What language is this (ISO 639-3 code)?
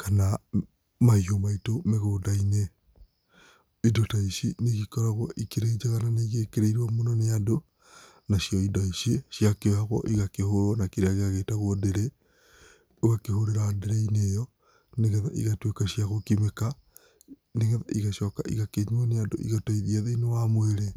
kik